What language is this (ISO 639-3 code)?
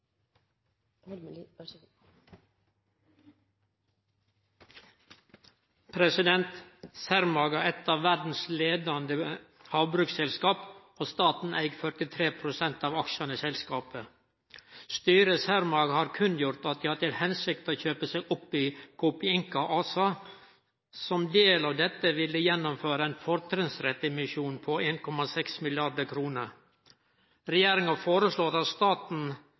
nno